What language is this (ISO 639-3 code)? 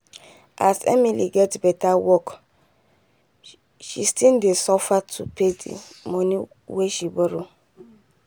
pcm